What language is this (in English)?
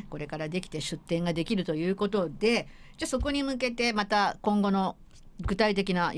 Japanese